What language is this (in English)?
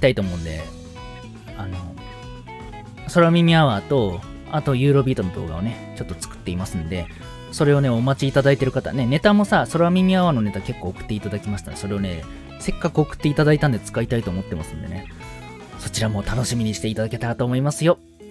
Japanese